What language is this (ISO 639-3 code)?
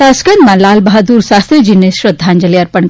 guj